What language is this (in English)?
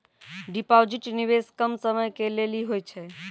Maithili